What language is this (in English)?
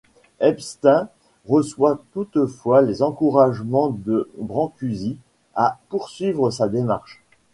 French